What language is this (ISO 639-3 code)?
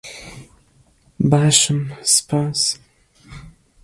kur